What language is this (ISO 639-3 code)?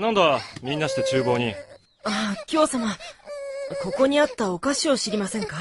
jpn